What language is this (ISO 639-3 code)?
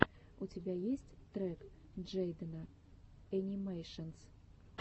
rus